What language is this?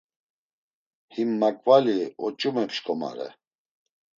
Laz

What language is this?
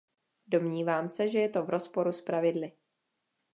Czech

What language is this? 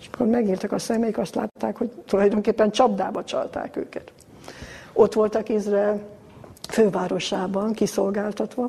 Hungarian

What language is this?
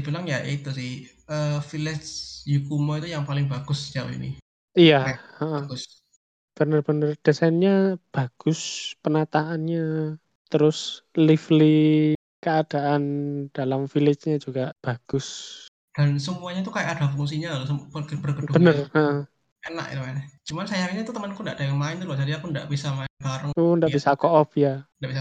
Indonesian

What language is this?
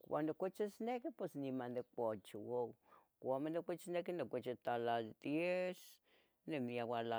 Tetelcingo Nahuatl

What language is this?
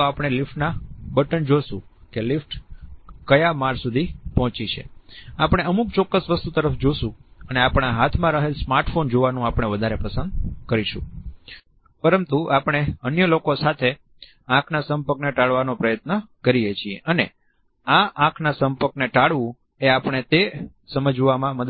Gujarati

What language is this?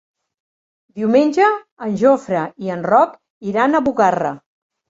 Catalan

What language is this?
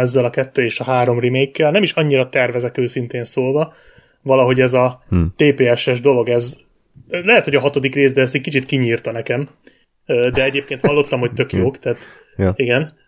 Hungarian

